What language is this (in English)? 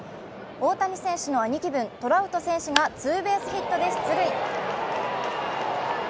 Japanese